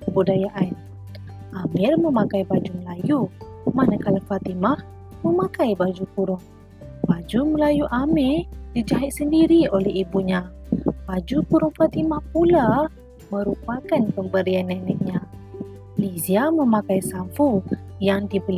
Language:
Malay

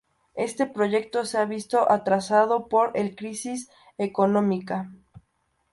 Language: Spanish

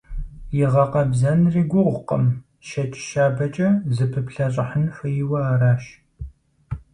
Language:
Kabardian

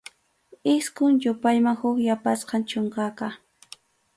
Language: Arequipa-La Unión Quechua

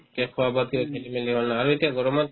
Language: Assamese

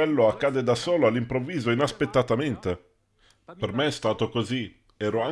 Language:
Italian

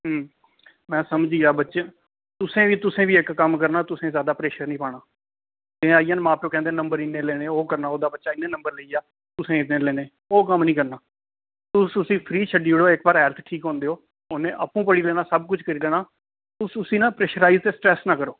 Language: Dogri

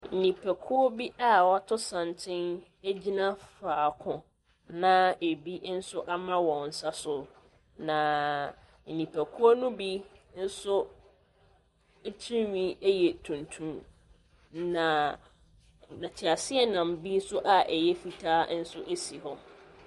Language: Akan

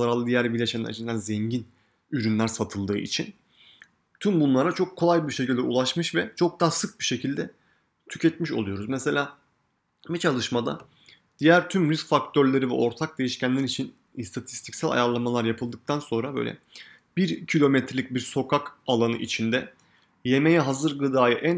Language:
Turkish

